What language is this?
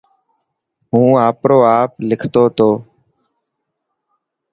Dhatki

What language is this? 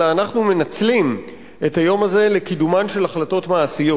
Hebrew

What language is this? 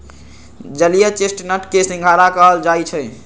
Magahi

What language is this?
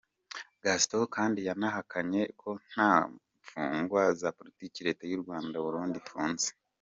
Kinyarwanda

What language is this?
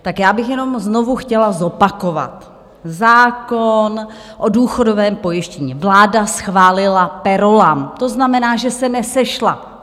Czech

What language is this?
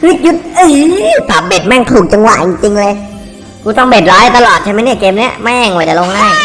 Thai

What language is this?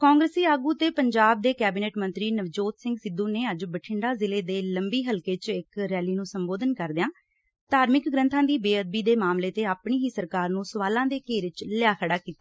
Punjabi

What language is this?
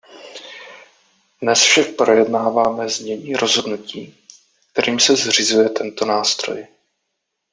Czech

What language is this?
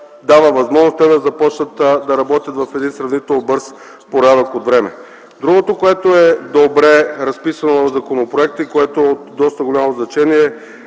Bulgarian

